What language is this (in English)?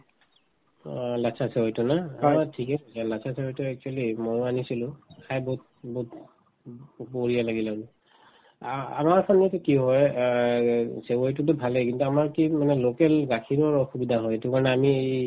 Assamese